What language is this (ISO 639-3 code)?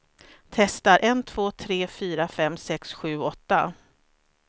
swe